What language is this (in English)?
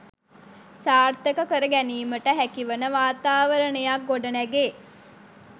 Sinhala